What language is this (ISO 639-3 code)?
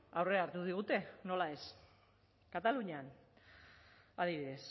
eus